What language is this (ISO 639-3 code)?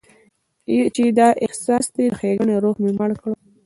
pus